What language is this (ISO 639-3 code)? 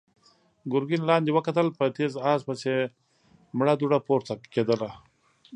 pus